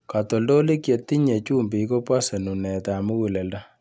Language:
Kalenjin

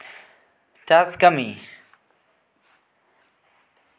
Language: Santali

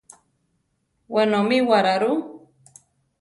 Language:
Central Tarahumara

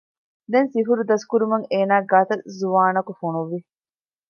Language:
Divehi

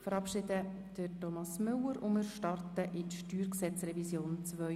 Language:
Swiss German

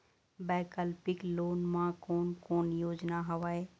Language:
Chhattisgarhi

